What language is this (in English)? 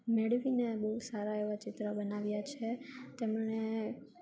Gujarati